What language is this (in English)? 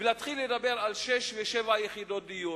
Hebrew